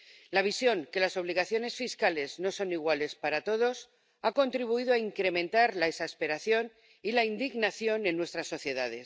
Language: Spanish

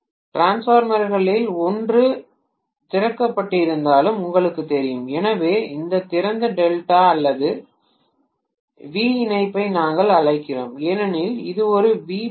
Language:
Tamil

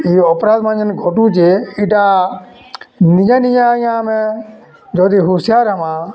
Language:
Odia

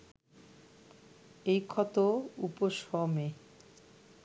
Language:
Bangla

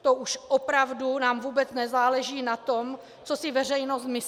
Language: Czech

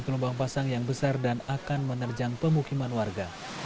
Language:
Indonesian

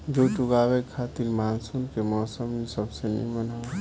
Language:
Bhojpuri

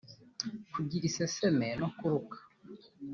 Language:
Kinyarwanda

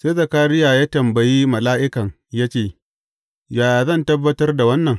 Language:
Hausa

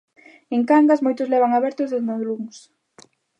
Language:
Galician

